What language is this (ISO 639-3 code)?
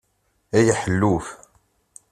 kab